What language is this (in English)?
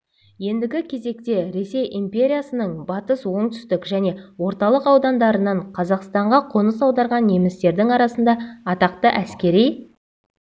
Kazakh